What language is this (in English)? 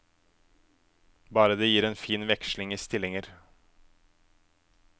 Norwegian